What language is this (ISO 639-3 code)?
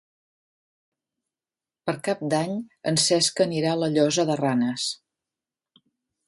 cat